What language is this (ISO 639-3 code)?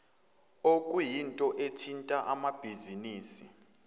zul